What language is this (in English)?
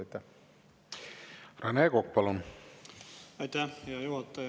Estonian